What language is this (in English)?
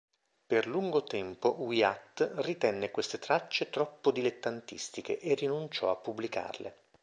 Italian